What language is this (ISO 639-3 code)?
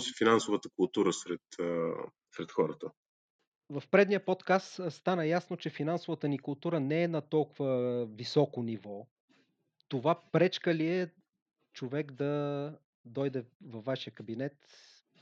bul